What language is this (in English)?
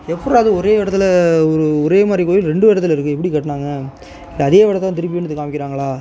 Tamil